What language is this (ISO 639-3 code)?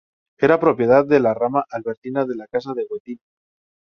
spa